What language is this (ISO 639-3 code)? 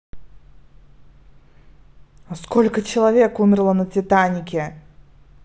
rus